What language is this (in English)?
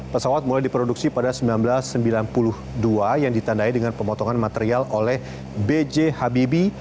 Indonesian